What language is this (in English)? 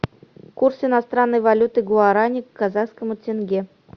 Russian